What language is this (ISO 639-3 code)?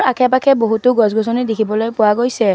asm